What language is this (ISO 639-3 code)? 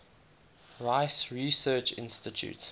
eng